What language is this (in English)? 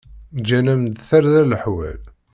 Kabyle